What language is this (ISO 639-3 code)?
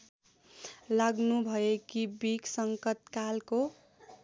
nep